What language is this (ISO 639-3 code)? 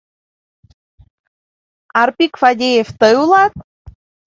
chm